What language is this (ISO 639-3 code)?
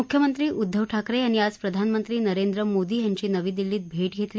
mar